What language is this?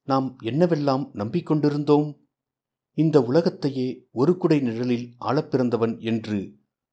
Tamil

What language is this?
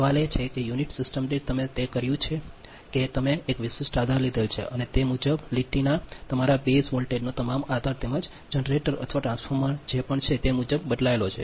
Gujarati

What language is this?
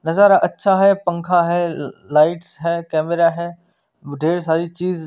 Hindi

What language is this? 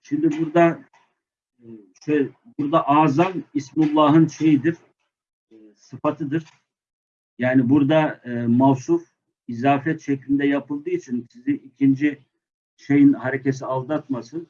Turkish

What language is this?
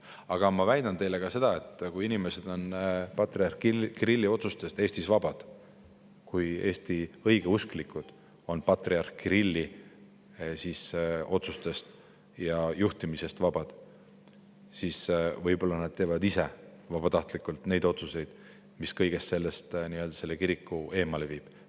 Estonian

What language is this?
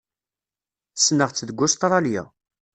Kabyle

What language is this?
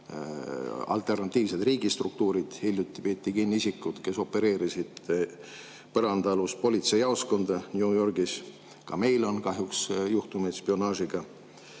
Estonian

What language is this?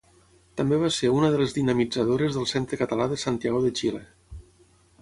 Catalan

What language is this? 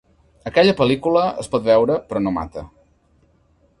Catalan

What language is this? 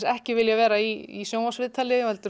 Icelandic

